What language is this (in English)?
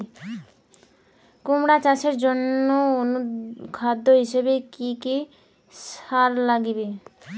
Bangla